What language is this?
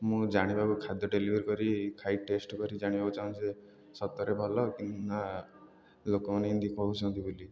Odia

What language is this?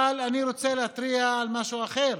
Hebrew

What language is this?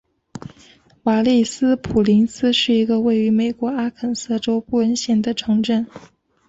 Chinese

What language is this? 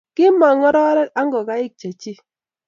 Kalenjin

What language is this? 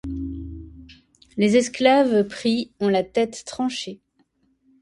French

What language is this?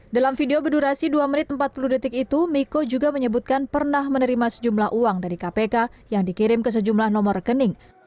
Indonesian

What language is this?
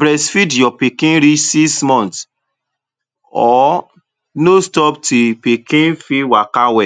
Nigerian Pidgin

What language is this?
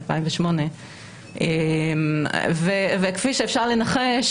Hebrew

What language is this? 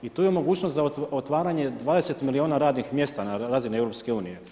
Croatian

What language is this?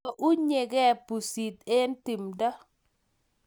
Kalenjin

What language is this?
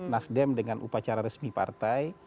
Indonesian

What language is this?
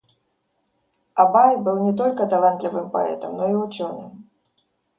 Russian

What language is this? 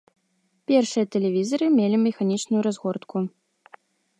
Belarusian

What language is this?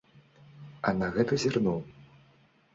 Belarusian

